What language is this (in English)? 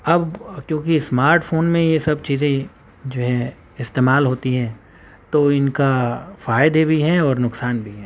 Urdu